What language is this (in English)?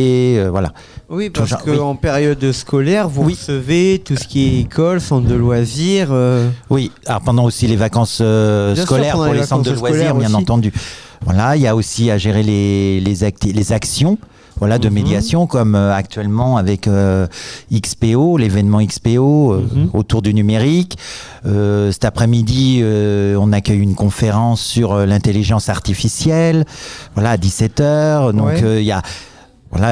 French